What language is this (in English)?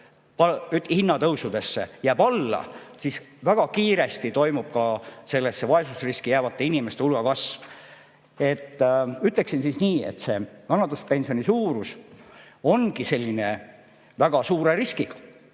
Estonian